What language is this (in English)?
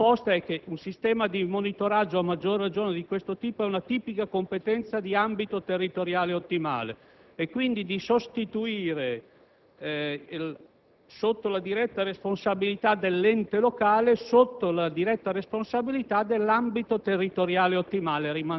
Italian